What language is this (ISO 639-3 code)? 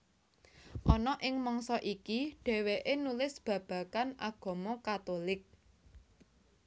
jav